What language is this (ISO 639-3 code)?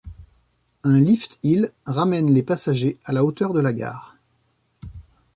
fra